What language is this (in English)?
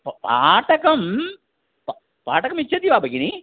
Sanskrit